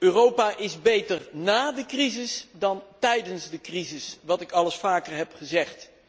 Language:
Dutch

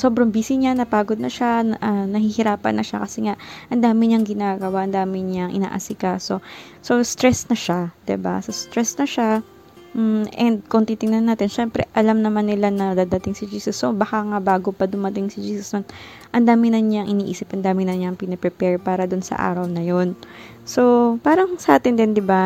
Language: Filipino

